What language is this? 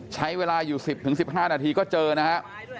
Thai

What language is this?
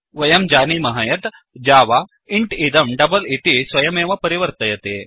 Sanskrit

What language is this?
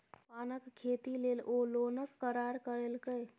Maithili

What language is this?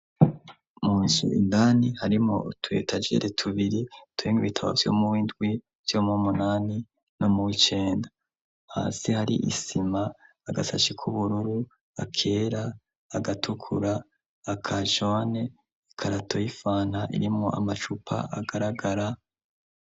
Rundi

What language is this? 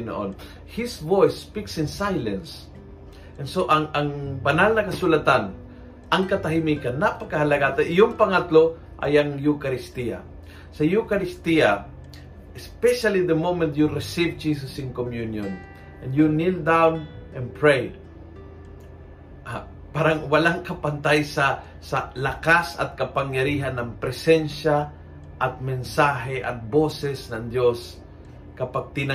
Filipino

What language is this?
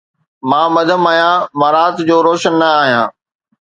Sindhi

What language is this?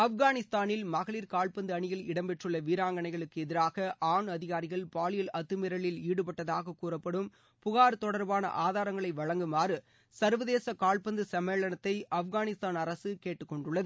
Tamil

